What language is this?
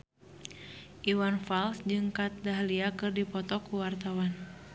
Sundanese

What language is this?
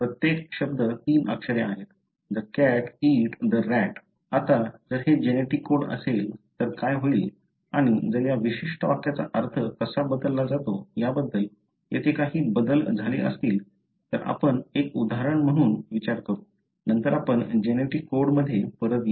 Marathi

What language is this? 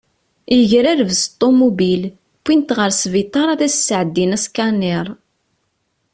Kabyle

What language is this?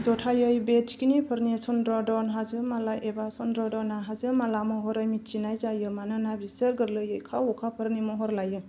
Bodo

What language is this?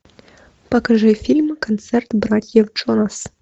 Russian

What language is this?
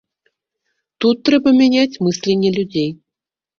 Belarusian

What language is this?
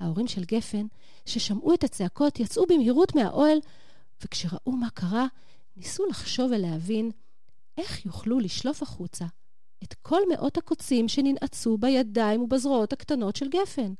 Hebrew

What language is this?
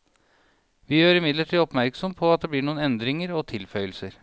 Norwegian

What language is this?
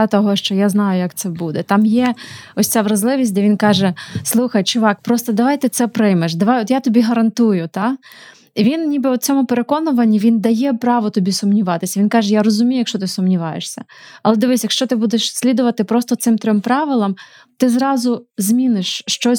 Ukrainian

